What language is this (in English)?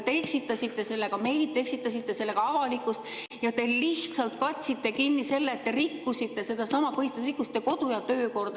Estonian